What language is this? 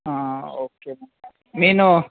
Telugu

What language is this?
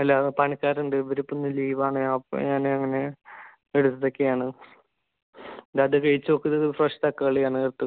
Malayalam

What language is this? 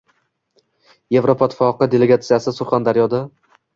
Uzbek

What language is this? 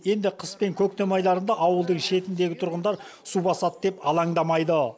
Kazakh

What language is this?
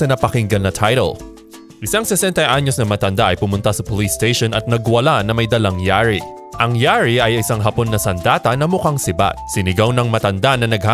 Filipino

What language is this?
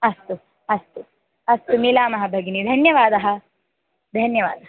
Sanskrit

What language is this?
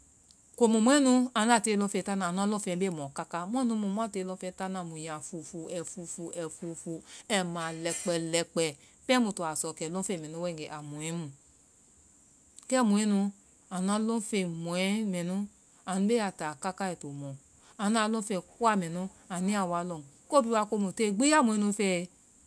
Vai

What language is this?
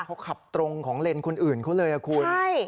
Thai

